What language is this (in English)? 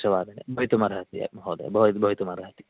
Sanskrit